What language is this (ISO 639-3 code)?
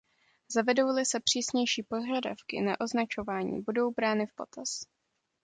ces